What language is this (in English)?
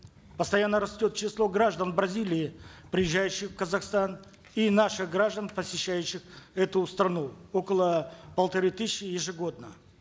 Kazakh